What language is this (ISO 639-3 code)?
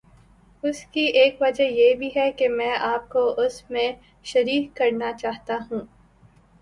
urd